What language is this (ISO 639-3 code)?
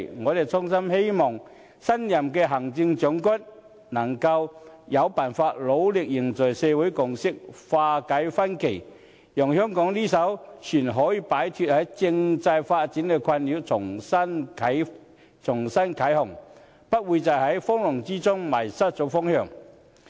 yue